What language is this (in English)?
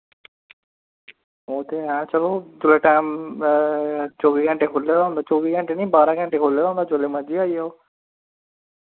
Dogri